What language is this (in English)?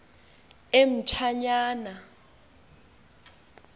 Xhosa